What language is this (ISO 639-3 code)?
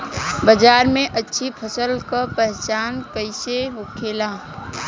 bho